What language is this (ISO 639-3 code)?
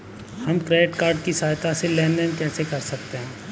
hin